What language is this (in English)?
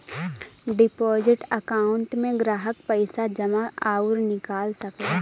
Bhojpuri